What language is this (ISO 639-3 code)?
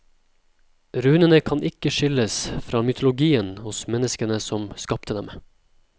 nor